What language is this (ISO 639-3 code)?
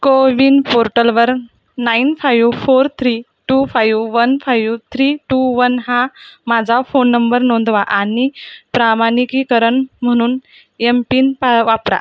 mar